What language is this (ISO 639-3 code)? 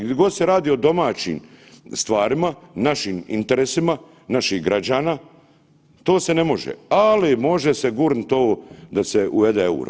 hrv